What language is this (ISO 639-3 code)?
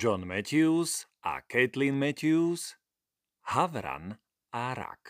slk